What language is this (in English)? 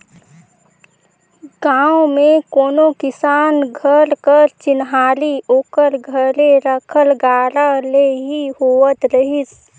Chhattisgarhi